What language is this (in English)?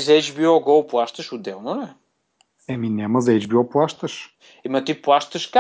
Bulgarian